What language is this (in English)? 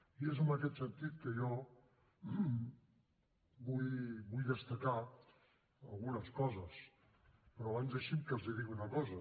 Catalan